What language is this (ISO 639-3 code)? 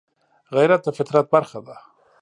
pus